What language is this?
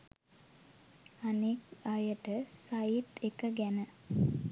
Sinhala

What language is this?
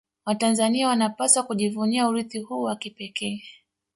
Swahili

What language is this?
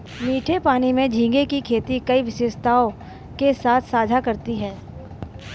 Hindi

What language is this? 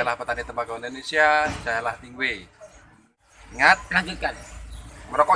Indonesian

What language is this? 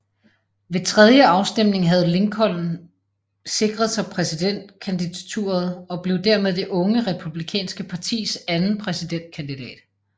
Danish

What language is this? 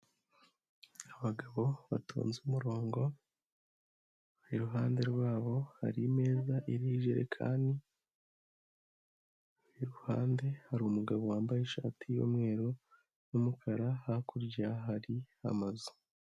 Kinyarwanda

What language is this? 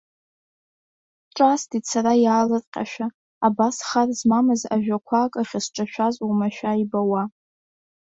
Abkhazian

